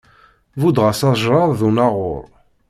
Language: Kabyle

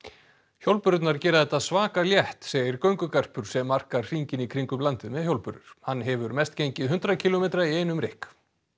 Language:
Icelandic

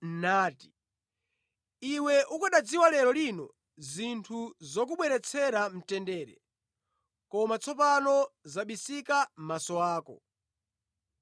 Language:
Nyanja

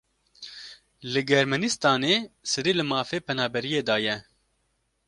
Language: Kurdish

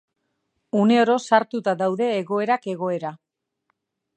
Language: Basque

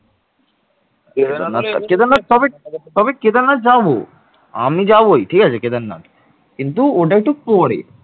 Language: Bangla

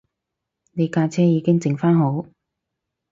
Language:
Cantonese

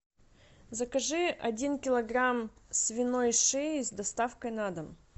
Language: Russian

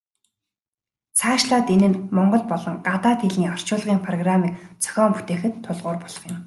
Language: Mongolian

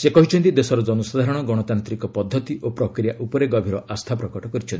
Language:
Odia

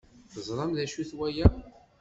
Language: Kabyle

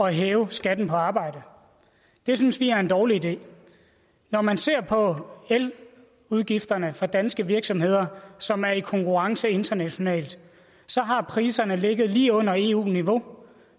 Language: Danish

